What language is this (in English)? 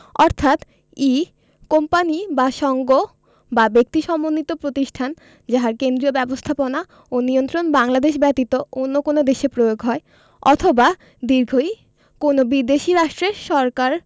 Bangla